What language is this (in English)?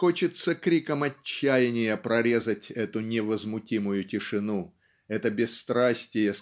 Russian